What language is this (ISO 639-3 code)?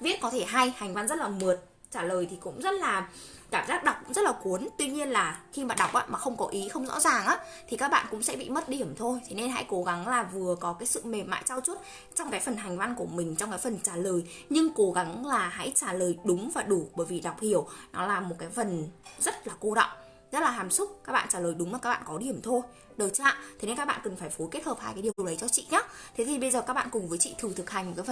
vie